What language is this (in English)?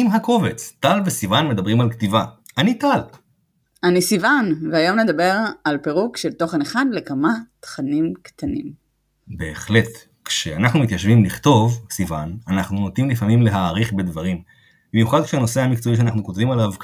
Hebrew